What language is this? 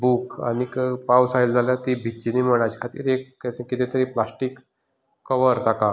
Konkani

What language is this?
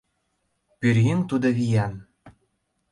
Mari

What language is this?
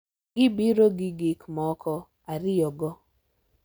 Luo (Kenya and Tanzania)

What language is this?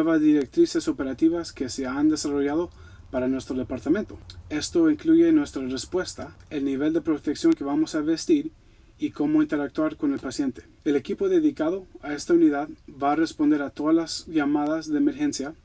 Spanish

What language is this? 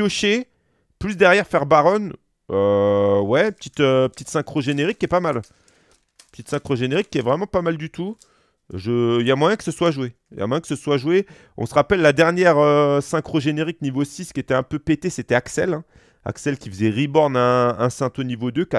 French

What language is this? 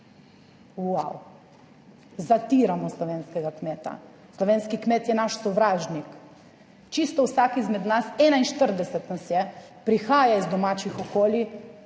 Slovenian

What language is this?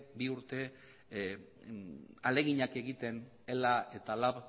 Basque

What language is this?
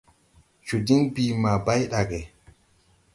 Tupuri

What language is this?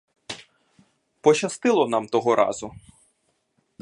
Ukrainian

